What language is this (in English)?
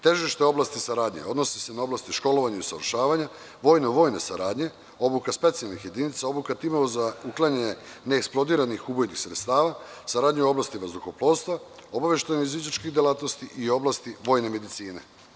Serbian